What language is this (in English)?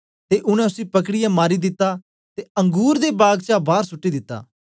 Dogri